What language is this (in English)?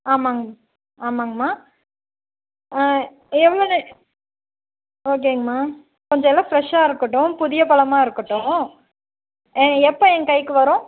Tamil